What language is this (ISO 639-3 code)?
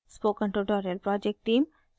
hin